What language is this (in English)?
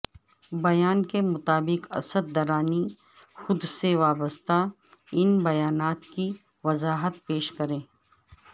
Urdu